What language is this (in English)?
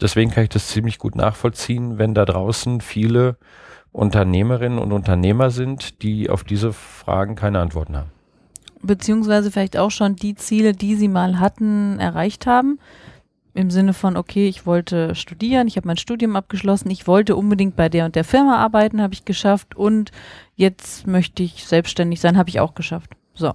German